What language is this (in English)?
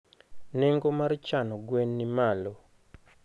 Luo (Kenya and Tanzania)